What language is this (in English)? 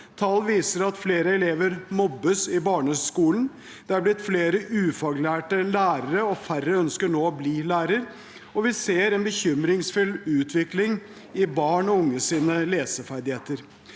Norwegian